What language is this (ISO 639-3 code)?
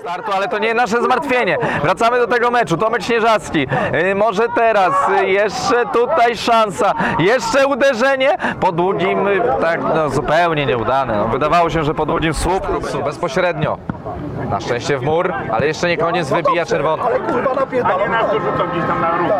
pol